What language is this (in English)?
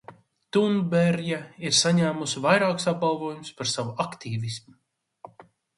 Latvian